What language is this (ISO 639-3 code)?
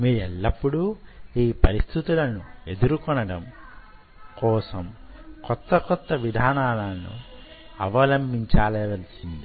tel